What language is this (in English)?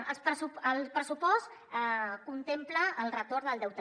Catalan